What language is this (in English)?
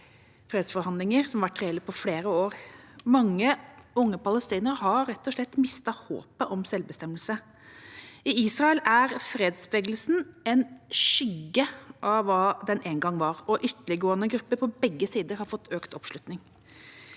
Norwegian